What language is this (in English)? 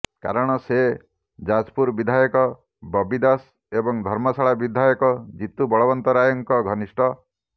Odia